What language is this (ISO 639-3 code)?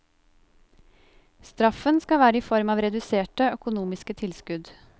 nor